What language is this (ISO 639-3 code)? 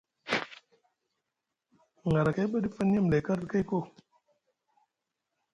mug